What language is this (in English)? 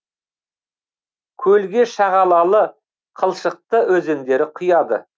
Kazakh